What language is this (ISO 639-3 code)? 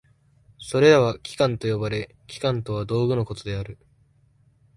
jpn